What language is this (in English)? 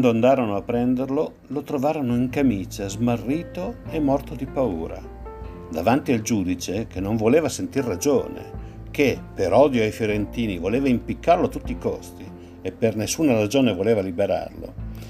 Italian